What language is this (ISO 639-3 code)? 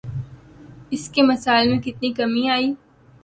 urd